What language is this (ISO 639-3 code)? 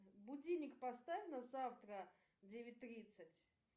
rus